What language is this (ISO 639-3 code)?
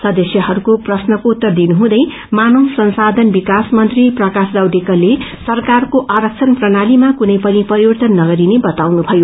nep